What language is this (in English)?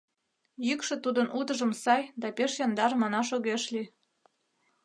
Mari